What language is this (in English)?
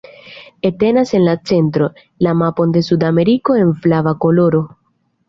Esperanto